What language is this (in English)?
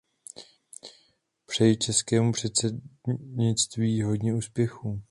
Czech